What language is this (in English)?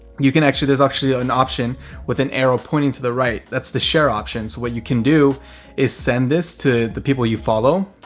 English